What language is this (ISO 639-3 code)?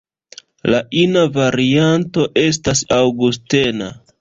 epo